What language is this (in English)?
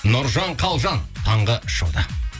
Kazakh